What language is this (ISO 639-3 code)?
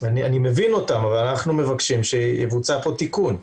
heb